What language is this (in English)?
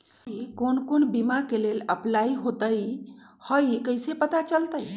Magahi